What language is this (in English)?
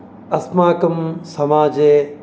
Sanskrit